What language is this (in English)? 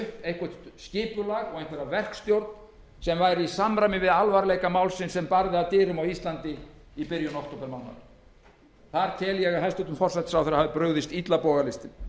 Icelandic